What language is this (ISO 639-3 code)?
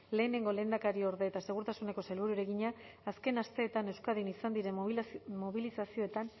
eus